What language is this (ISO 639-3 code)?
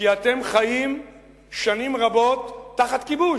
heb